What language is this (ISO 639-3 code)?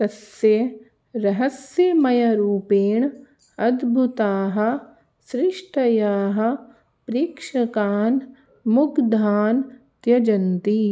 san